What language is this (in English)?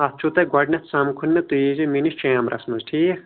Kashmiri